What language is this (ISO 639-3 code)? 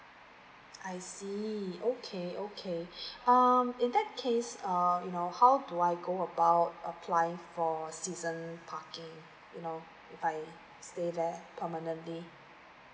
eng